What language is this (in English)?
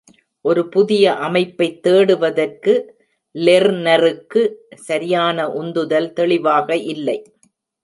Tamil